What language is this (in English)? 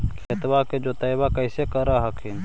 Magahi